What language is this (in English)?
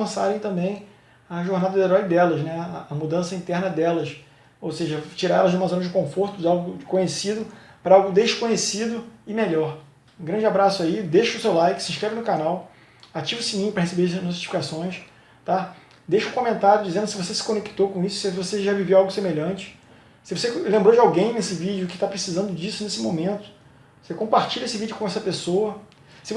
Portuguese